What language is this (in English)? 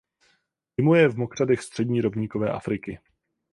Czech